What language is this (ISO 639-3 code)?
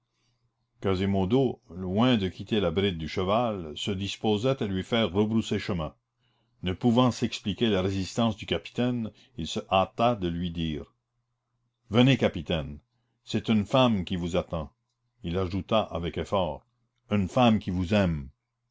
fra